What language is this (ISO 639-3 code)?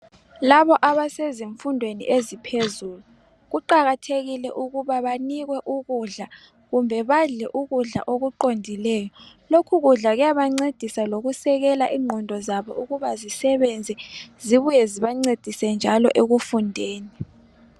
nde